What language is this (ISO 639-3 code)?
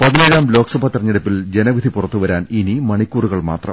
mal